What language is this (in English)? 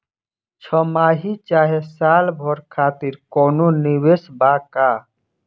Bhojpuri